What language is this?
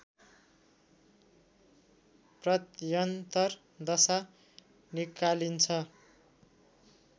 Nepali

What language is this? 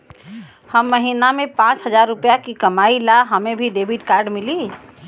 Bhojpuri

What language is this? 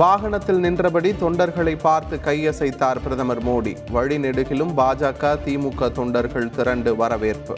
Tamil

